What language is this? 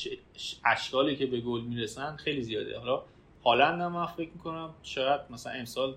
Persian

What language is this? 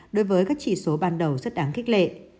Vietnamese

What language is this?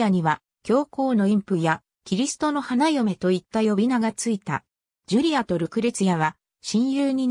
Japanese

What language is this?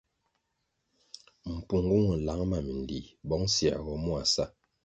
Kwasio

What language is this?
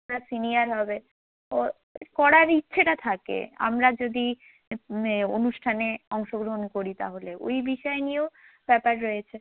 Bangla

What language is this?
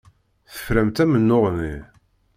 Kabyle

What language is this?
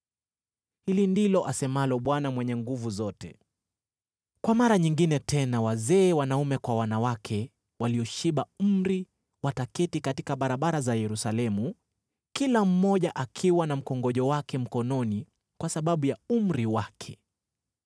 Swahili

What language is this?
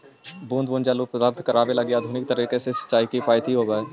Magahi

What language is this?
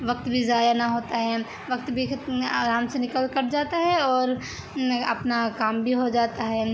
Urdu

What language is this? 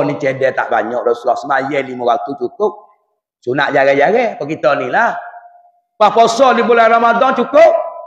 Malay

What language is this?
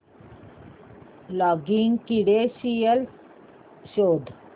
Marathi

